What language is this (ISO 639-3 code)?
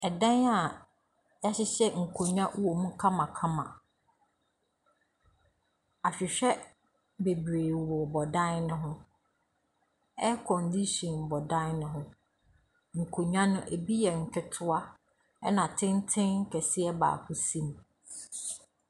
aka